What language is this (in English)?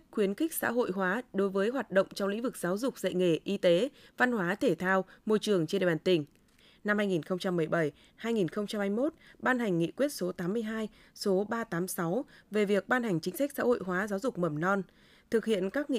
Vietnamese